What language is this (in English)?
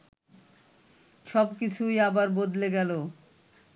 Bangla